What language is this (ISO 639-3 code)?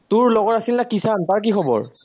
asm